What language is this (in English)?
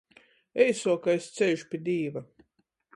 Latgalian